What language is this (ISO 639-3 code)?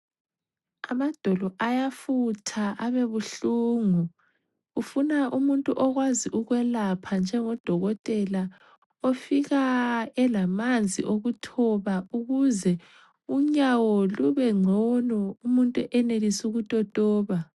nde